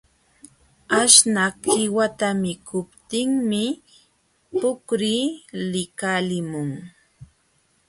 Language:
Jauja Wanca Quechua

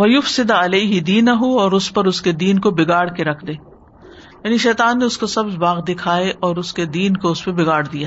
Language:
Urdu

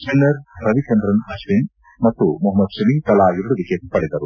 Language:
Kannada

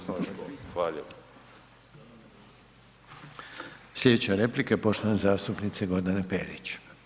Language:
Croatian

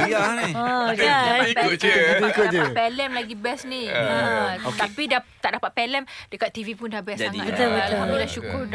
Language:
Malay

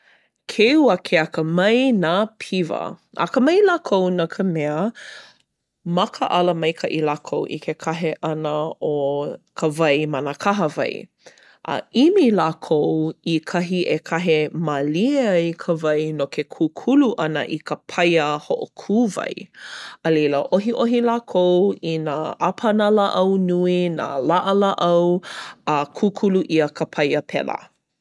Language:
Hawaiian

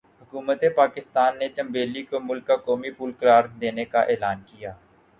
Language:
Urdu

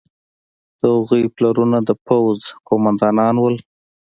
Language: Pashto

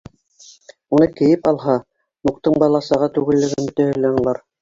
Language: Bashkir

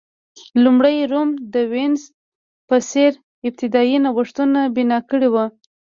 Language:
Pashto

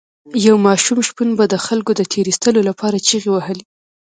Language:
Pashto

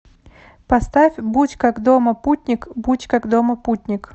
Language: Russian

